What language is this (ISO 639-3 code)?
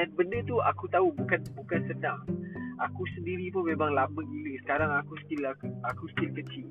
msa